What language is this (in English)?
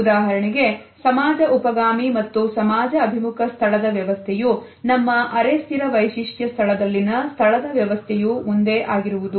Kannada